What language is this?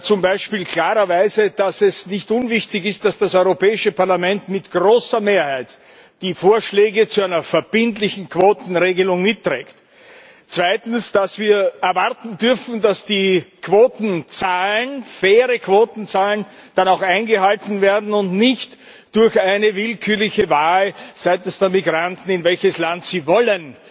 German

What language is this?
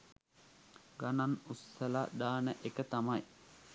Sinhala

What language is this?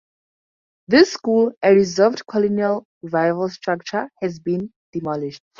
English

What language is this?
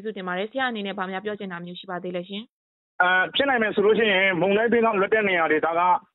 Thai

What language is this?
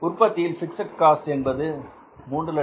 Tamil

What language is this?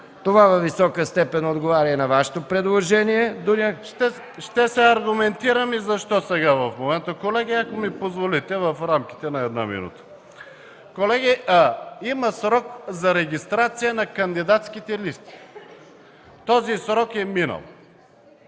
Bulgarian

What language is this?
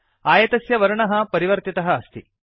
Sanskrit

